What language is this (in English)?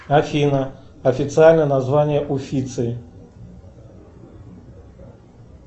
Russian